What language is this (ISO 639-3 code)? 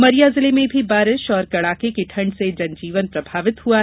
hin